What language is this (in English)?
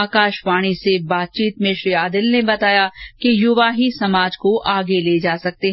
Hindi